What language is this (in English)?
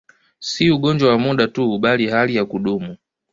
Swahili